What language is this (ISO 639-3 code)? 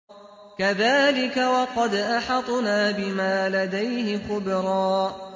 ara